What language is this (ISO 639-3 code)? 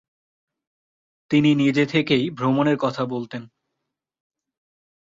ben